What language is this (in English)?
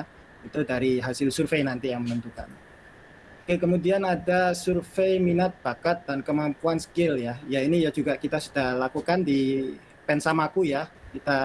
Indonesian